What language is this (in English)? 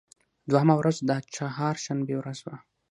Pashto